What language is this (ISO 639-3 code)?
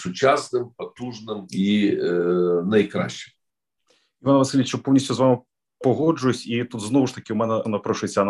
ukr